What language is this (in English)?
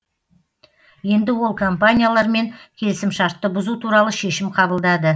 Kazakh